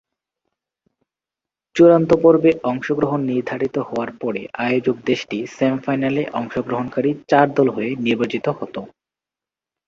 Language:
Bangla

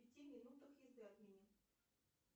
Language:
Russian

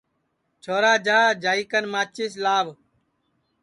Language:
Sansi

